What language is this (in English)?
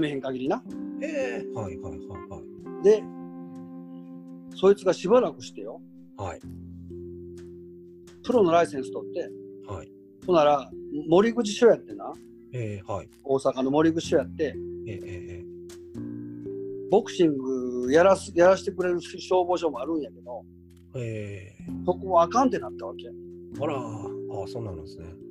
Japanese